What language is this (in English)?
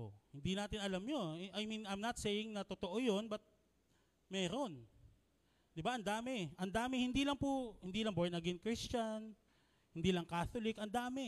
Filipino